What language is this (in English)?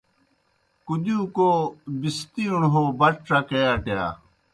Kohistani Shina